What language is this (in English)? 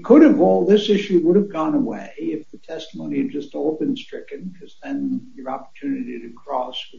English